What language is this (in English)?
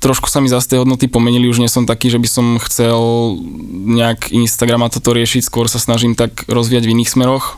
Slovak